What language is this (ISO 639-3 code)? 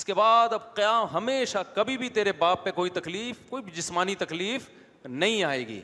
urd